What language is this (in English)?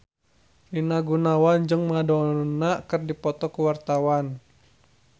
Sundanese